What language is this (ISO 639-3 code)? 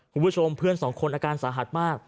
tha